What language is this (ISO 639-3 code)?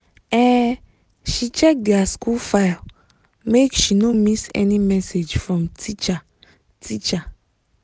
pcm